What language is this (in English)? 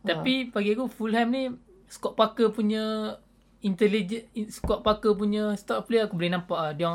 Malay